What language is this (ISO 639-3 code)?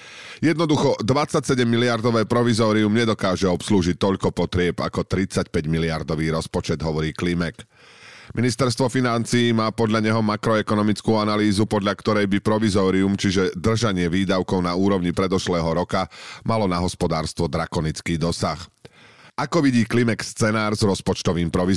slk